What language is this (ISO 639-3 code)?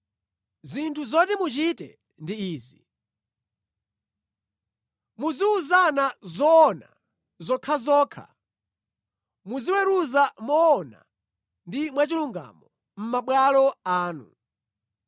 nya